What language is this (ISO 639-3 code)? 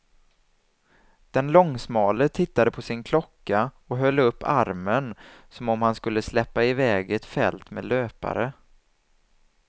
swe